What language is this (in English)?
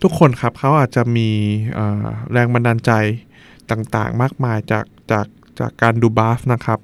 Thai